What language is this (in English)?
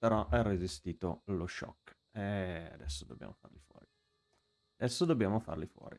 Italian